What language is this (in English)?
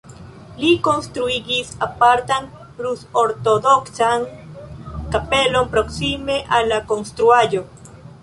Esperanto